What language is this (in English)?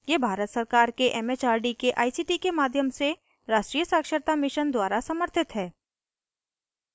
Hindi